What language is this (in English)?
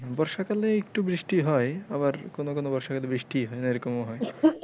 Bangla